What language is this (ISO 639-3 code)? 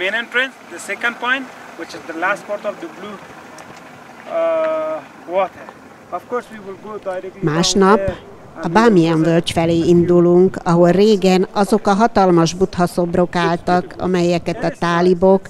hun